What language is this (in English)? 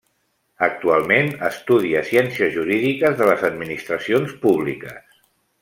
Catalan